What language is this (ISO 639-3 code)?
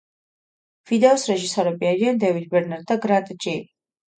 kat